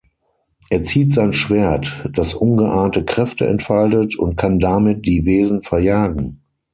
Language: German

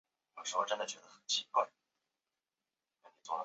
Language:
Chinese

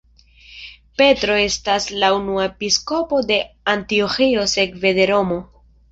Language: Esperanto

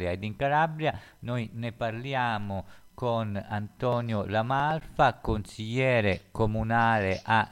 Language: Italian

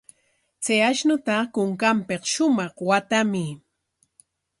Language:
Corongo Ancash Quechua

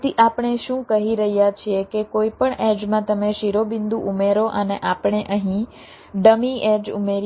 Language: Gujarati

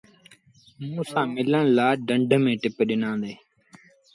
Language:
Sindhi Bhil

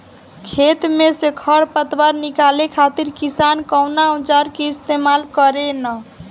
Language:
Bhojpuri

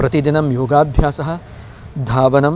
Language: Sanskrit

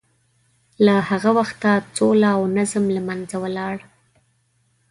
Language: Pashto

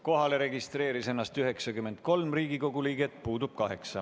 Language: Estonian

